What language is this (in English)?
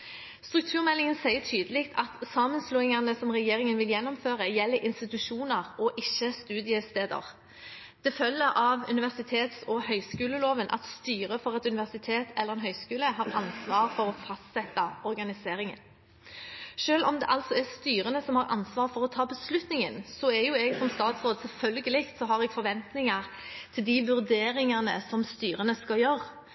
Norwegian Bokmål